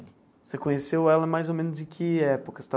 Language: Portuguese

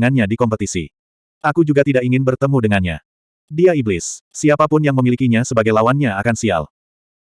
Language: Indonesian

